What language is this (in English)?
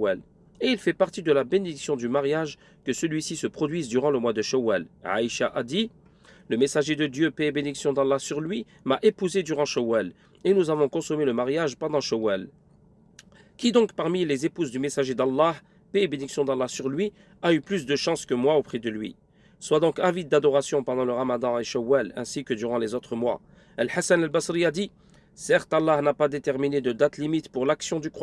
French